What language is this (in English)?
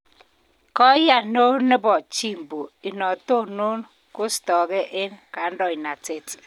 Kalenjin